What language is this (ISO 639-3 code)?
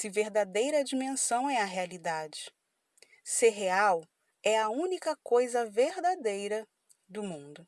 por